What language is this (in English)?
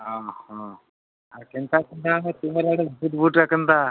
Odia